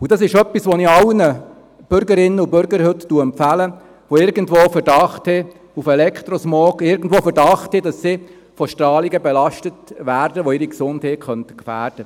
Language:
Swiss German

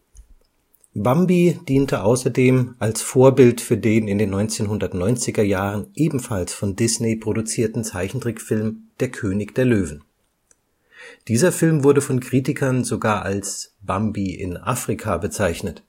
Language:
German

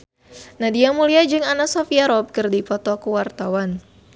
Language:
Sundanese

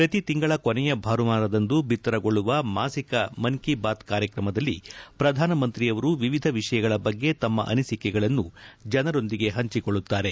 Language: Kannada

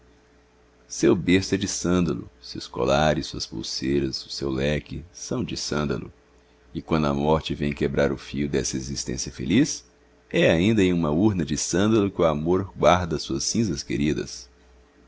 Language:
Portuguese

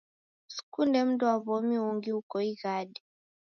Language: Taita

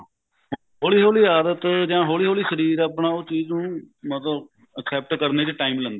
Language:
Punjabi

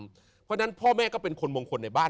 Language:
Thai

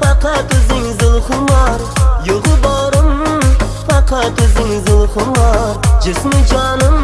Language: Turkish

